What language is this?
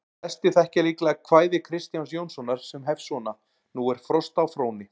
Icelandic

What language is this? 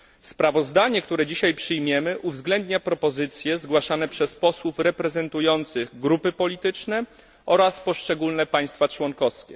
Polish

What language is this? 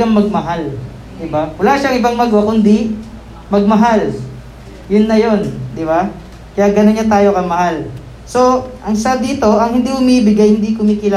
Filipino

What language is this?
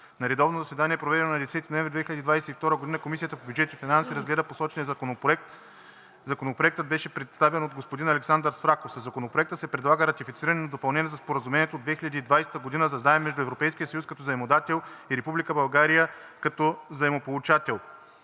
Bulgarian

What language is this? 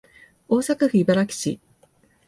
Japanese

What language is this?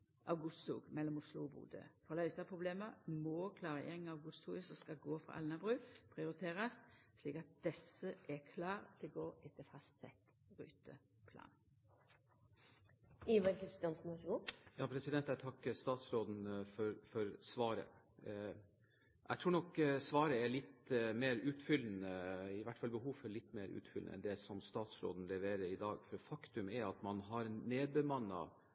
Norwegian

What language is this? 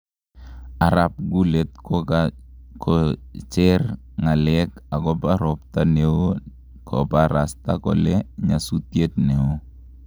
Kalenjin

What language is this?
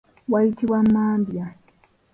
Ganda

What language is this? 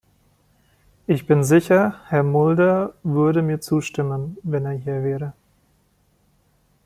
German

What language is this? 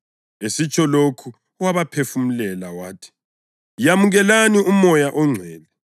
North Ndebele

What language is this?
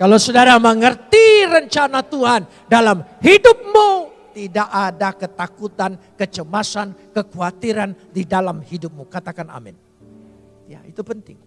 Indonesian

